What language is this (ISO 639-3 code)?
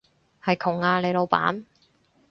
yue